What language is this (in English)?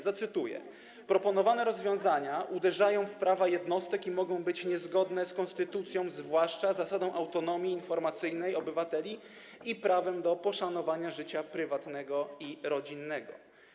Polish